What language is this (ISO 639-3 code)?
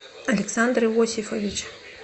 rus